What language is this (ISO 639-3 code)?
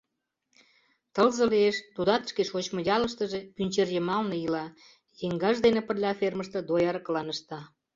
chm